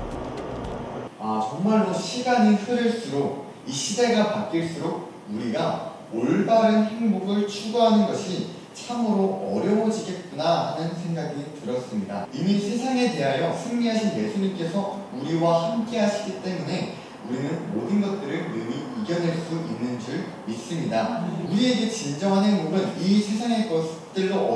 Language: Korean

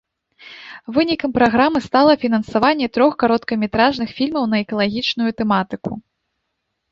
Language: Belarusian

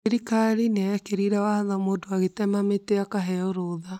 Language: Kikuyu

